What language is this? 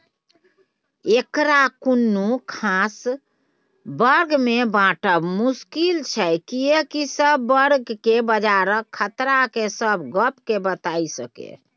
Maithili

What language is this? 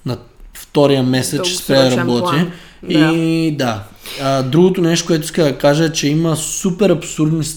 Bulgarian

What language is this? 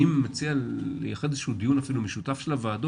Hebrew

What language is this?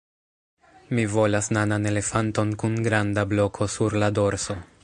Esperanto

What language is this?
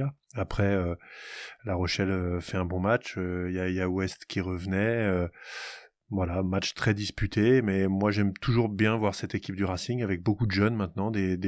French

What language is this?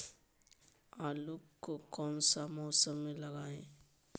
Magahi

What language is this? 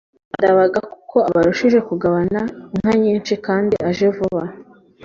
Kinyarwanda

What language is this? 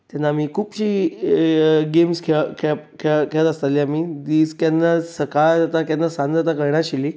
Konkani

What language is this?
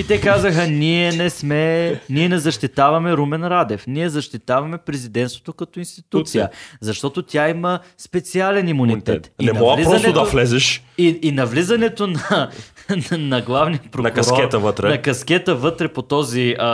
Bulgarian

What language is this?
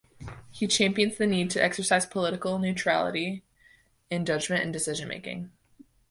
English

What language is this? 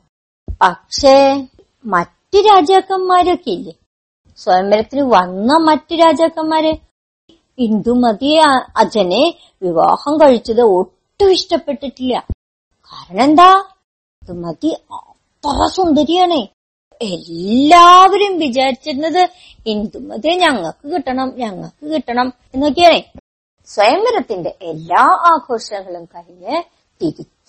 Malayalam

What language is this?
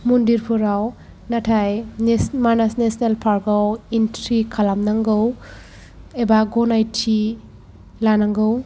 Bodo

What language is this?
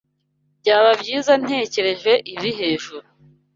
Kinyarwanda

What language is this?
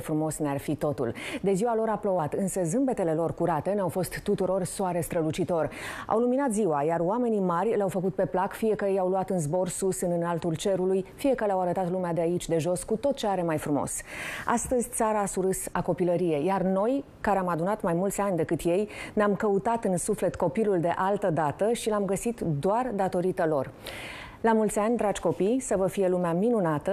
Romanian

